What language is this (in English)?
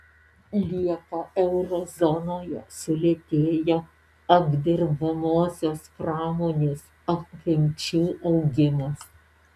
Lithuanian